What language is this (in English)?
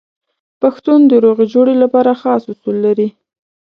Pashto